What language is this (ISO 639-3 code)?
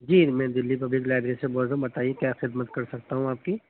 urd